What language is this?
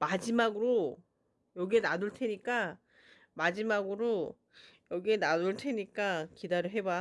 Korean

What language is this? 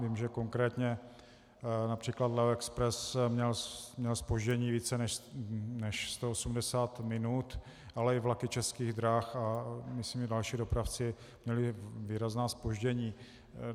Czech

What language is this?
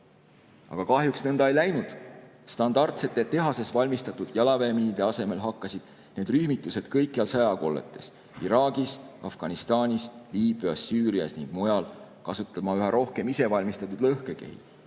Estonian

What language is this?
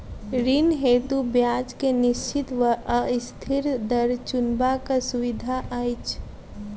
Maithili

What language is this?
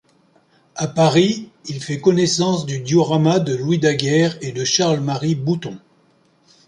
French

